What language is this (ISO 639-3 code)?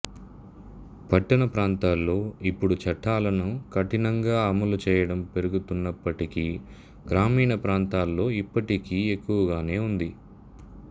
tel